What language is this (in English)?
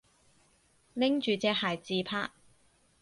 Cantonese